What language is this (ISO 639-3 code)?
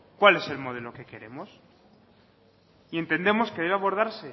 spa